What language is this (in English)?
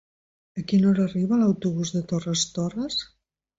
Catalan